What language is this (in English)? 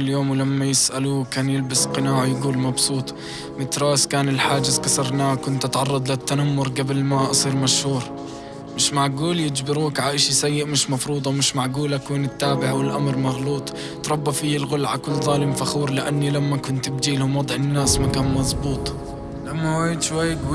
Arabic